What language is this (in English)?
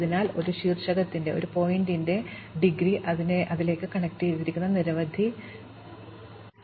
Malayalam